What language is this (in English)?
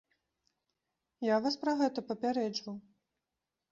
Belarusian